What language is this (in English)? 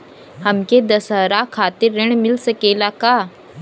Bhojpuri